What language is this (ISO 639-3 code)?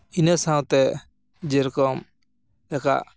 sat